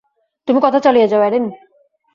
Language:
Bangla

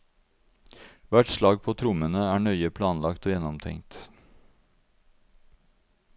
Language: Norwegian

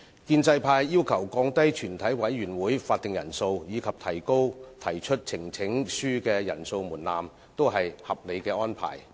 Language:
Cantonese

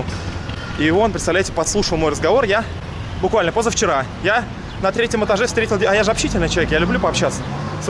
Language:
Russian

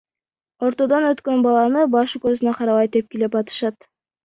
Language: Kyrgyz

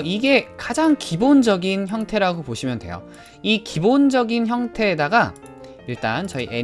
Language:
Korean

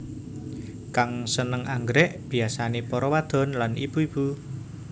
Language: Javanese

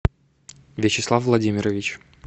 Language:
Russian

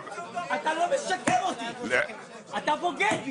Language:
Hebrew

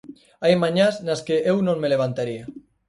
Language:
Galician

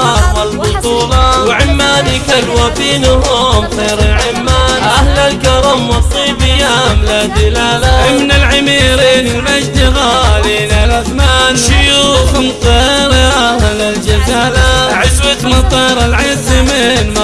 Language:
Arabic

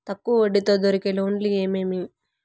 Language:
Telugu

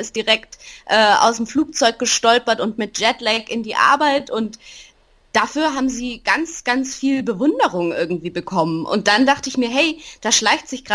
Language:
German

